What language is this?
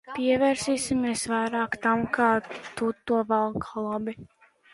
Latvian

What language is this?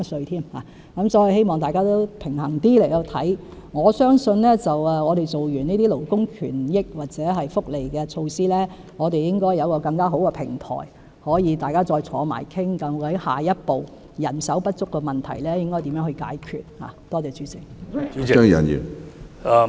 Cantonese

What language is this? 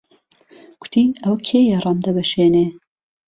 Central Kurdish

